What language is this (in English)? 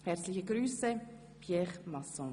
Swiss German